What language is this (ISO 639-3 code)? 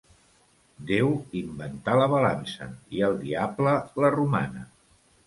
cat